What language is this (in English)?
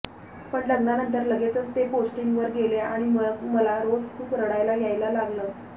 Marathi